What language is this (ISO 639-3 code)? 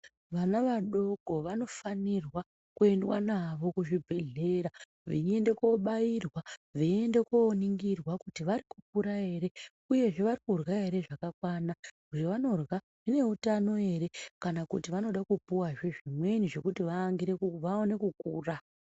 ndc